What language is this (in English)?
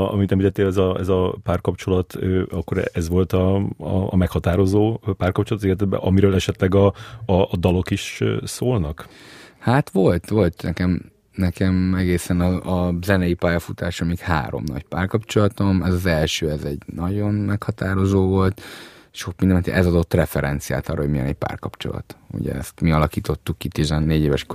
Hungarian